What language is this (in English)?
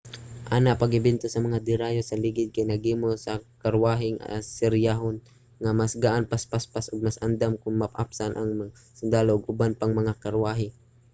Cebuano